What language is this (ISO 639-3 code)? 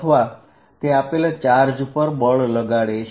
guj